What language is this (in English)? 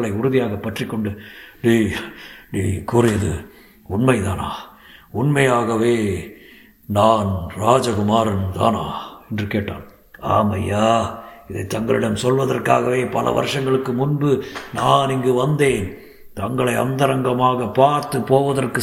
Tamil